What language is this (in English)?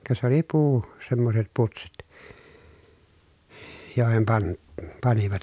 Finnish